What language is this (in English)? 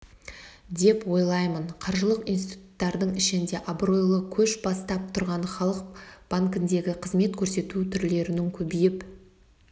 Kazakh